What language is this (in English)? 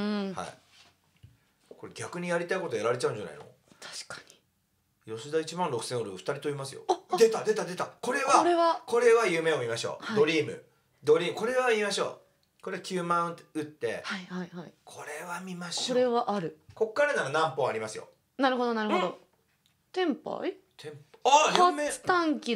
Japanese